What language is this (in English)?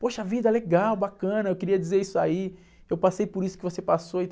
Portuguese